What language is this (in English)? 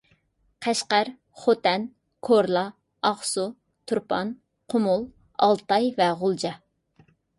Uyghur